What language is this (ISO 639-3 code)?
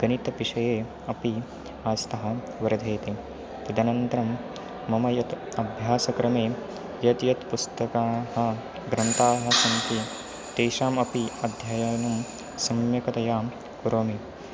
san